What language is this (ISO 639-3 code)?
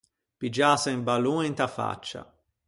lij